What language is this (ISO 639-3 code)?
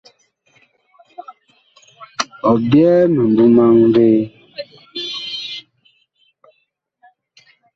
bkh